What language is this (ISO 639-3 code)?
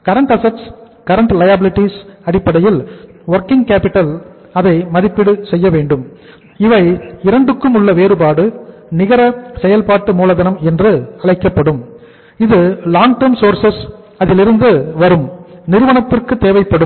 tam